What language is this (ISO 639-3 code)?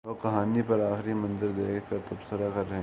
urd